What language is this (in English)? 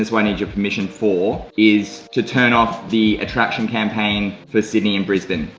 English